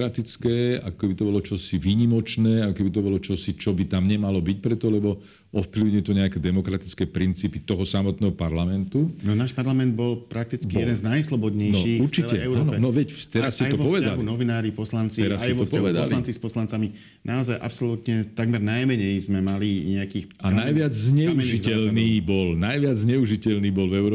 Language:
Slovak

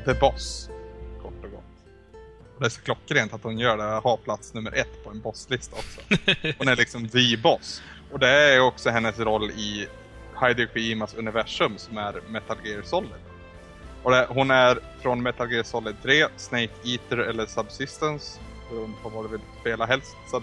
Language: Swedish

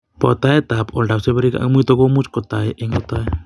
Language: Kalenjin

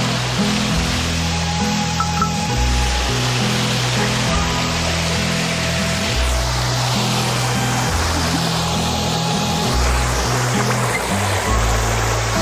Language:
Korean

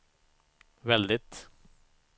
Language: Swedish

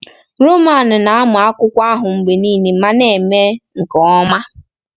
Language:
Igbo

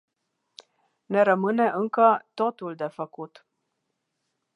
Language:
Romanian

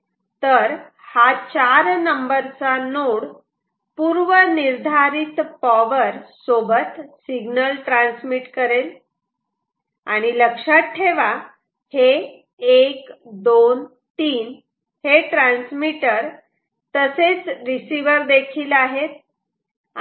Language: Marathi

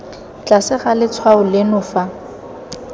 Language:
Tswana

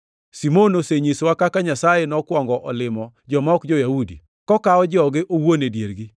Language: Luo (Kenya and Tanzania)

